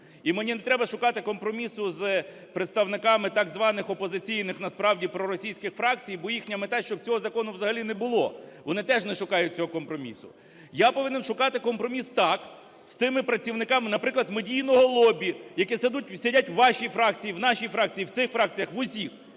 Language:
Ukrainian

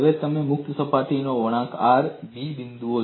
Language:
Gujarati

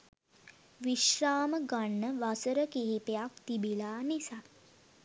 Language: Sinhala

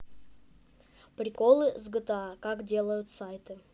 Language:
Russian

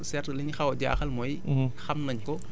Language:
Wolof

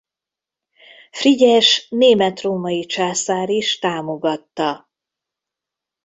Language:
Hungarian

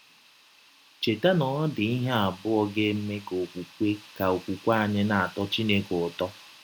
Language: Igbo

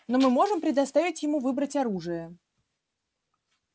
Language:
Russian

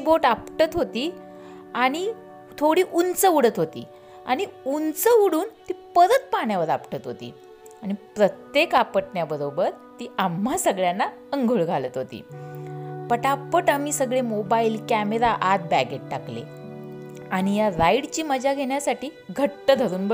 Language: Marathi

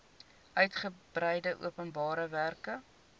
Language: Afrikaans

